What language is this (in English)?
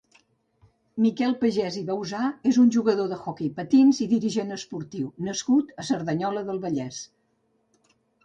Catalan